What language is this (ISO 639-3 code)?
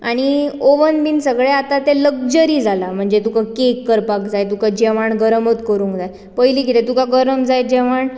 kok